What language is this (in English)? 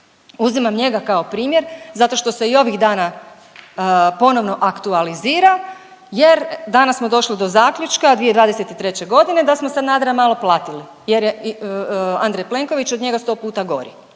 Croatian